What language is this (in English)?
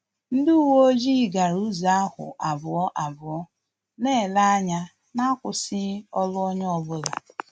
Igbo